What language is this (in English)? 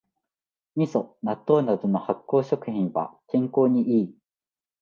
Japanese